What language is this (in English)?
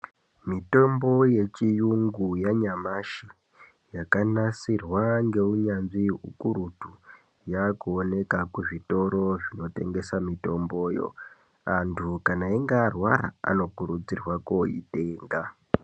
Ndau